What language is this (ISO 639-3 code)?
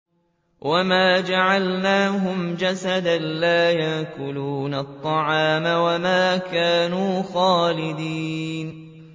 ara